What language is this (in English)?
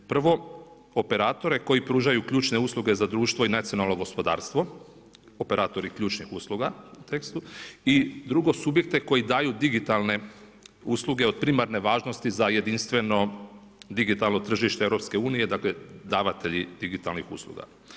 Croatian